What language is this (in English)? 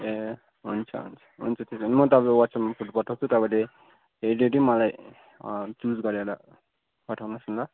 Nepali